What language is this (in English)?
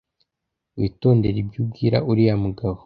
Kinyarwanda